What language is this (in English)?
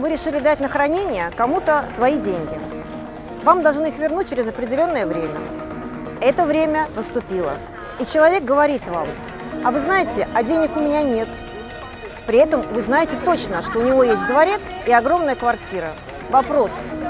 Russian